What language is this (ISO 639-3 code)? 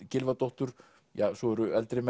isl